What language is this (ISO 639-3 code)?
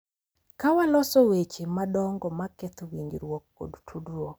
luo